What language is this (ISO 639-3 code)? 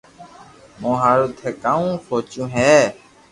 lrk